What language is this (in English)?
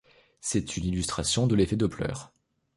French